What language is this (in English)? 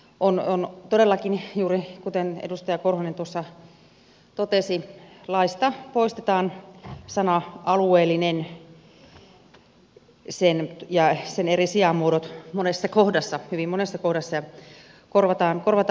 Finnish